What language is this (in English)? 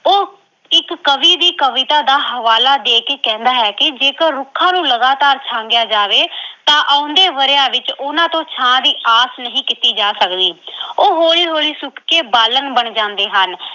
Punjabi